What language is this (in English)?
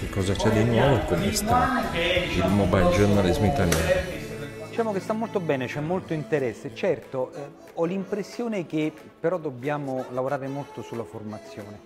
Italian